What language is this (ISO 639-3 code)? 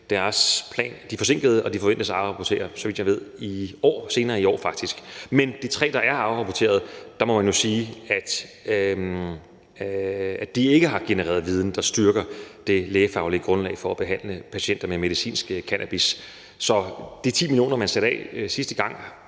dan